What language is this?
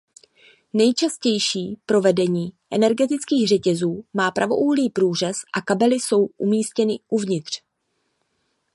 Czech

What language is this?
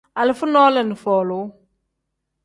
Tem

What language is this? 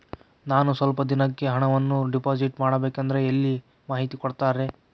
Kannada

